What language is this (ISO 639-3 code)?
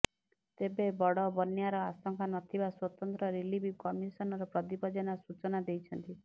ori